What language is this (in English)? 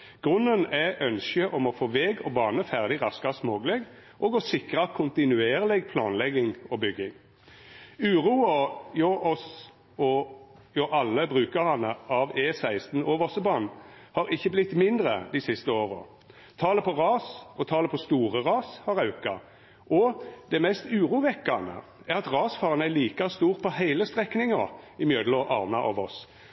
Norwegian Nynorsk